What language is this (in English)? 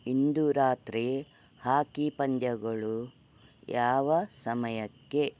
Kannada